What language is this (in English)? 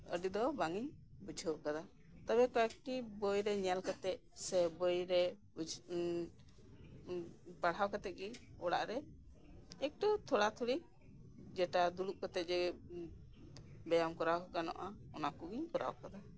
Santali